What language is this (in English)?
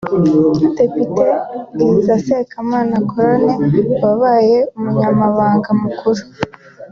Kinyarwanda